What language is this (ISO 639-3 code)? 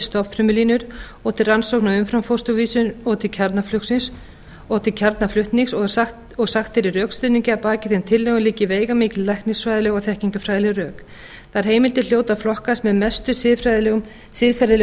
isl